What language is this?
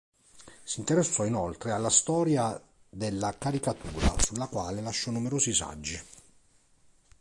Italian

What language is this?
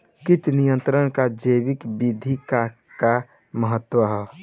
Bhojpuri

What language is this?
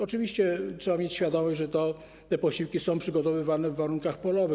Polish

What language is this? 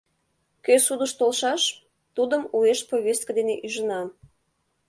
Mari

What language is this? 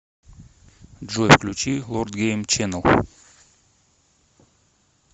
Russian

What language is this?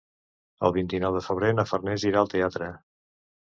Catalan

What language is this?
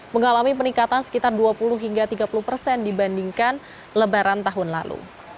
Indonesian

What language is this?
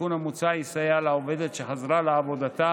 Hebrew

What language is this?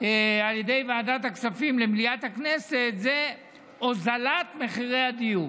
Hebrew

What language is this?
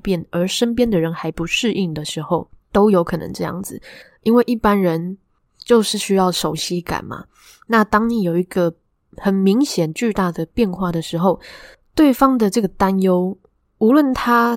Chinese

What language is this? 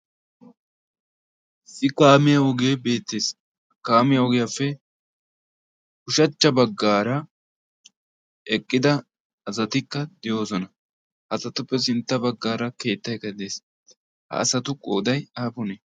Wolaytta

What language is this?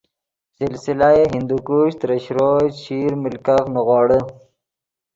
Yidgha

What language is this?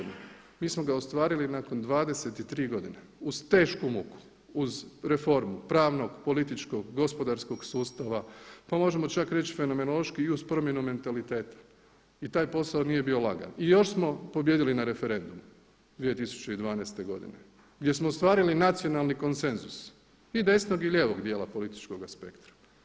Croatian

